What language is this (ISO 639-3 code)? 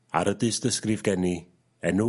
cym